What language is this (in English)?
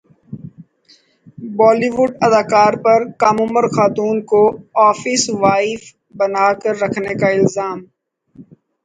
Urdu